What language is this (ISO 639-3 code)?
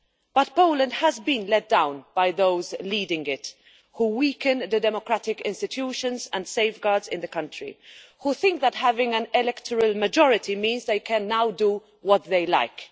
eng